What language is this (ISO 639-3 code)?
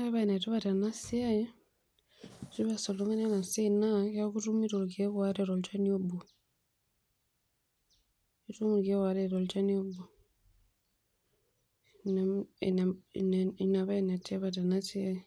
mas